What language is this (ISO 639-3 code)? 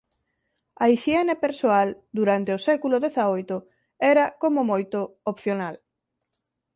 glg